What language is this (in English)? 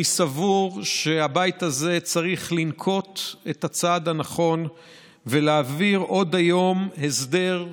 Hebrew